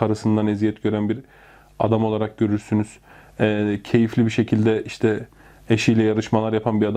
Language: Turkish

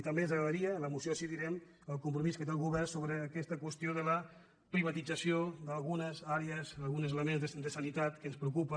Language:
Catalan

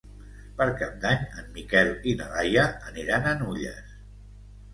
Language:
Catalan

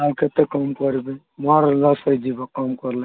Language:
Odia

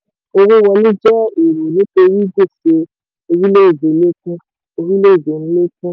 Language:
Yoruba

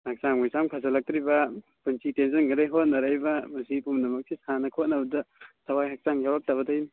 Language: Manipuri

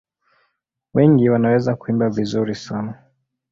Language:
Swahili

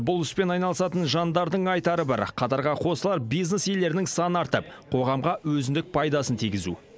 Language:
Kazakh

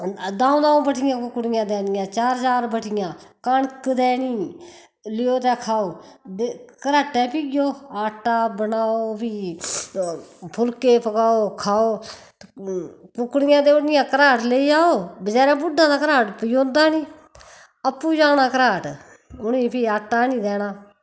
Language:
Dogri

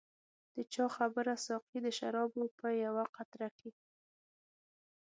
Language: Pashto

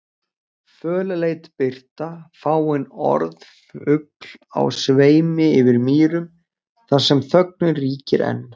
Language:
Icelandic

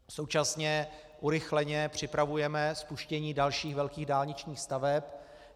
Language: Czech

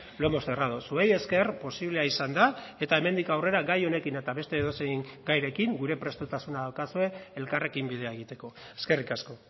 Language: Basque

